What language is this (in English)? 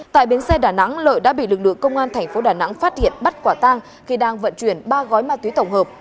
Vietnamese